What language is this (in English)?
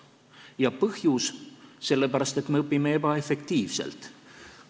Estonian